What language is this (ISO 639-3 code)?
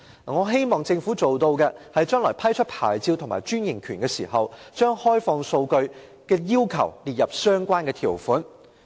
yue